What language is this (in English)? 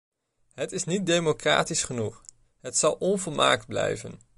Dutch